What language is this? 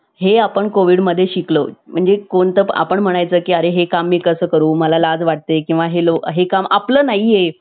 Marathi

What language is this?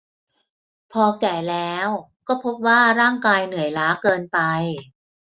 Thai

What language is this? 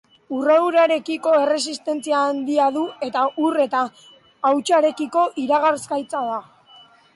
Basque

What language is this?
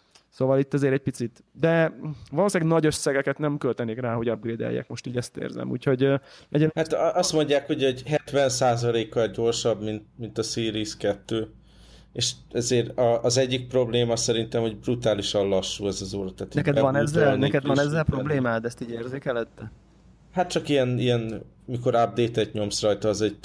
Hungarian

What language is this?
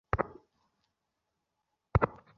Bangla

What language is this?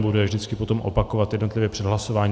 Czech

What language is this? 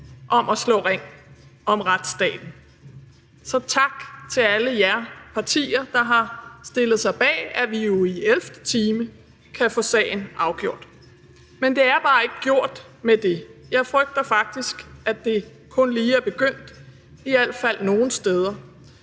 Danish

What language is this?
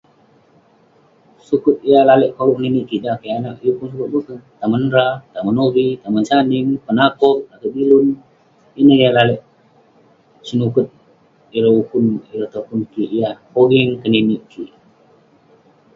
Western Penan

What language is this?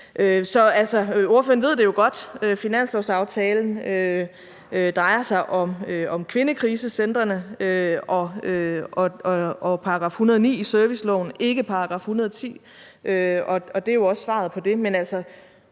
Danish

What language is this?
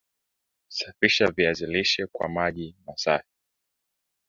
Swahili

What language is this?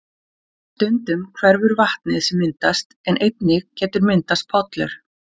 Icelandic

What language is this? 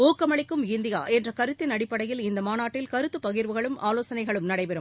Tamil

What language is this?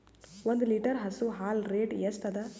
Kannada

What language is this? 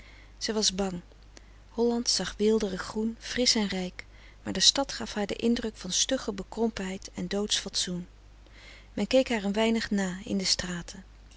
Dutch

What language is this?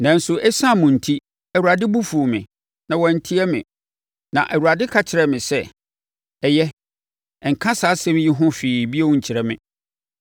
Akan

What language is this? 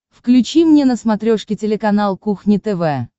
Russian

